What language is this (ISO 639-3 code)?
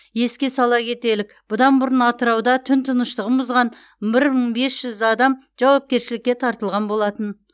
kaz